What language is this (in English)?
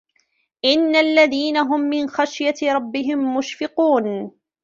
Arabic